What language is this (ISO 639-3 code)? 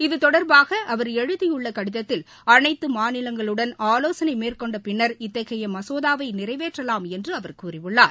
tam